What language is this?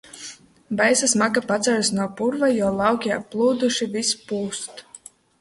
Latvian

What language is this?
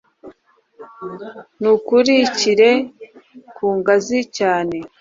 Kinyarwanda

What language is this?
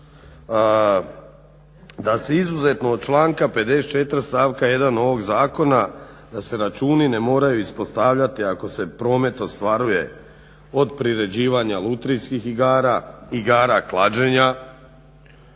Croatian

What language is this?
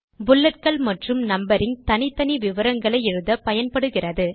Tamil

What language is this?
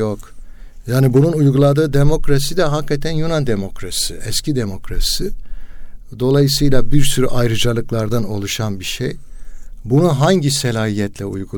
Turkish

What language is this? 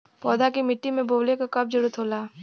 Bhojpuri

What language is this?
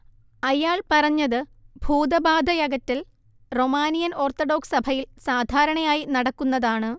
Malayalam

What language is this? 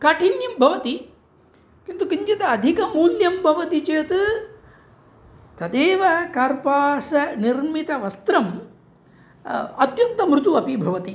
Sanskrit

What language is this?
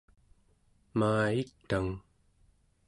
Central Yupik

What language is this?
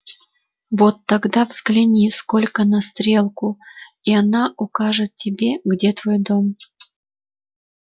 Russian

